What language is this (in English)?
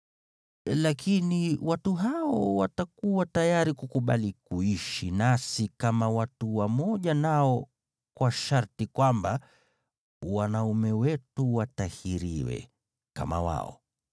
Swahili